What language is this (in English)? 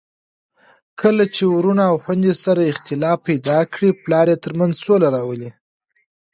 Pashto